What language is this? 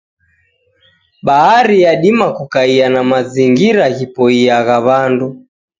Taita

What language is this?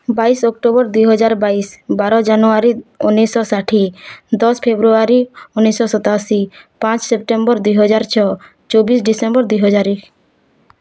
Odia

